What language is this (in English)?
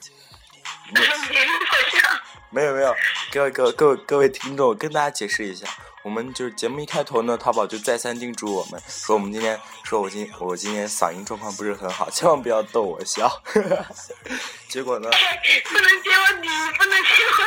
Chinese